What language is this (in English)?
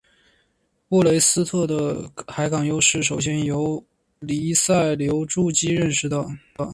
Chinese